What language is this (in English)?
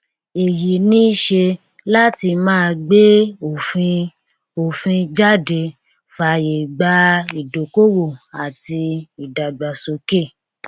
Yoruba